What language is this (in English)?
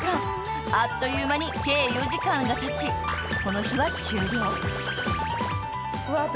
Japanese